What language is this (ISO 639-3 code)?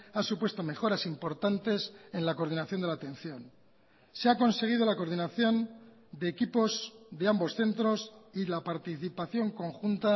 spa